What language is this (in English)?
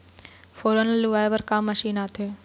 Chhattisgarhi